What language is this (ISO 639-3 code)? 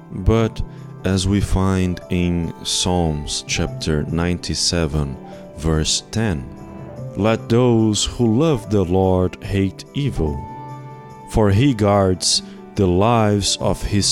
eng